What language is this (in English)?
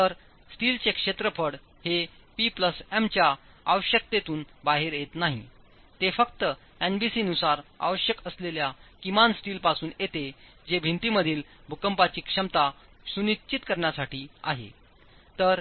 Marathi